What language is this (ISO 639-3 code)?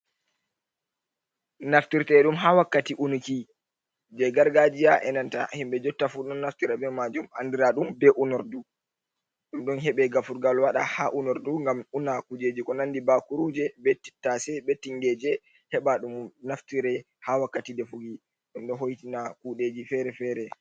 ful